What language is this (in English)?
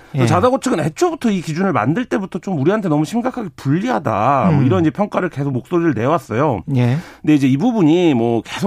Korean